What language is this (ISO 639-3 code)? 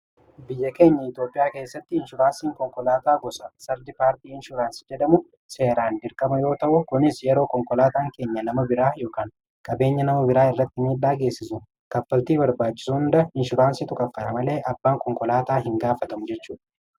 orm